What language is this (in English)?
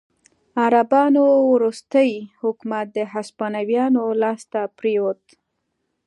Pashto